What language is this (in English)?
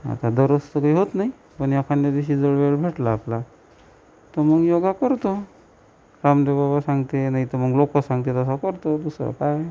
Marathi